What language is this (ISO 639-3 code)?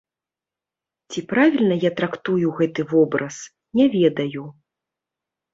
bel